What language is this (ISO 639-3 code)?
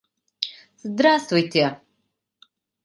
chm